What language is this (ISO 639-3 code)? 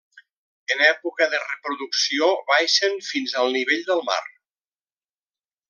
cat